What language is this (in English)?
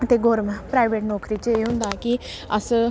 Dogri